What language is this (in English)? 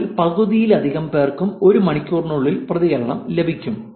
Malayalam